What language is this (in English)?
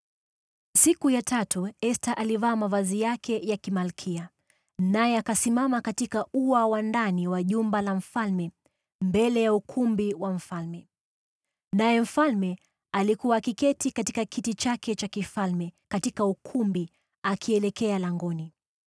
Swahili